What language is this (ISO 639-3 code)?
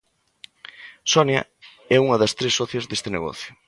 glg